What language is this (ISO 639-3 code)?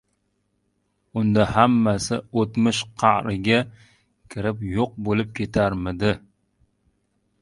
uzb